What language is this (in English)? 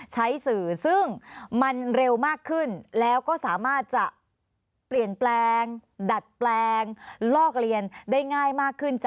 Thai